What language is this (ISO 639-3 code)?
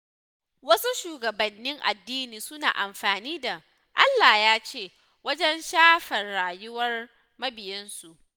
hau